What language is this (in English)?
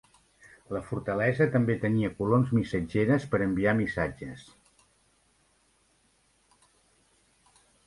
Catalan